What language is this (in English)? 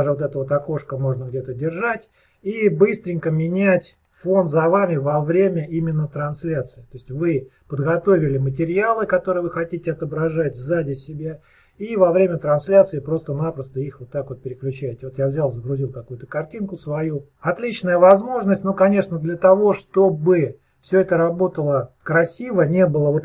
Russian